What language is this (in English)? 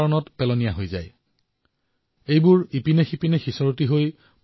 Assamese